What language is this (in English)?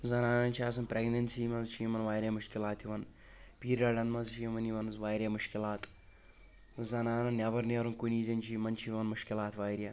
Kashmiri